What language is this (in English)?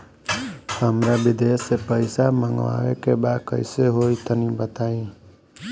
Bhojpuri